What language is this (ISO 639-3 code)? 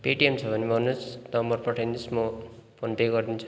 nep